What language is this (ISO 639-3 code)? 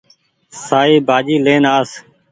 gig